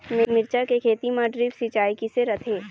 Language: Chhattisgarhi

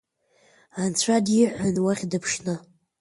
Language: Abkhazian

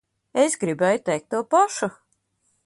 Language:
Latvian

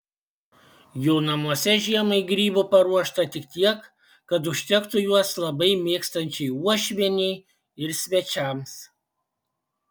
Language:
Lithuanian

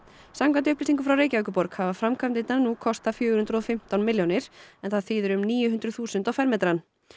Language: Icelandic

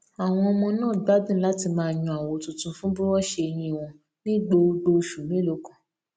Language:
Yoruba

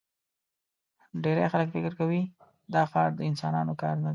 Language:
Pashto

